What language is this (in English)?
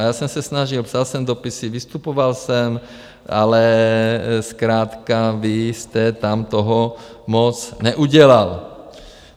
Czech